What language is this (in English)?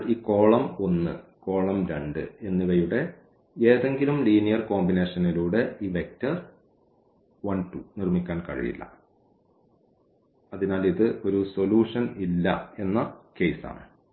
Malayalam